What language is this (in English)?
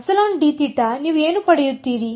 Kannada